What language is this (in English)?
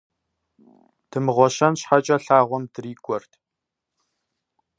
Kabardian